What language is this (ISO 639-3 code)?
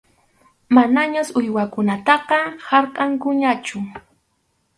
qxu